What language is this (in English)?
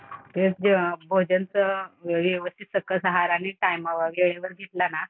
Marathi